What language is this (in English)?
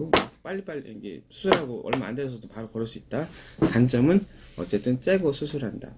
Korean